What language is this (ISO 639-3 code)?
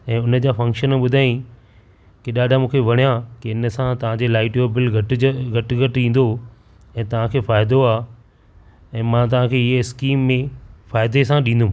snd